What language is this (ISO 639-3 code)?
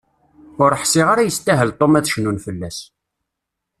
kab